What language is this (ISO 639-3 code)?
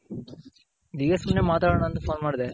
kan